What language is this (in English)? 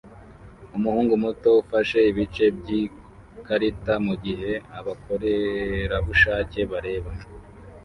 Kinyarwanda